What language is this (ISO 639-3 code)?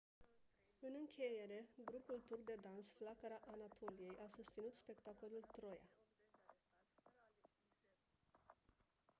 ron